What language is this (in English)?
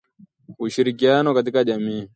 Swahili